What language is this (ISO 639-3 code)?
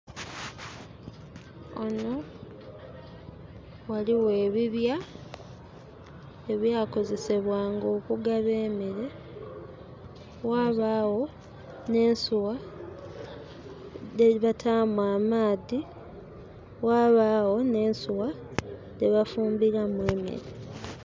xog